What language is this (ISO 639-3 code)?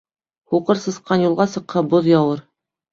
bak